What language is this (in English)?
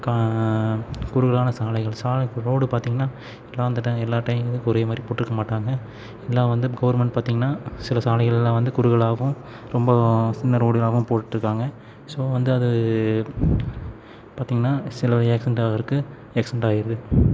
Tamil